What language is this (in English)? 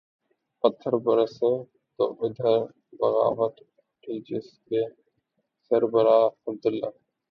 Urdu